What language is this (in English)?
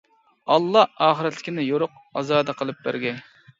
Uyghur